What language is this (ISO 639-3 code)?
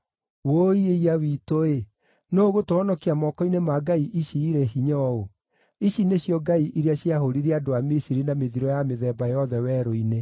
kik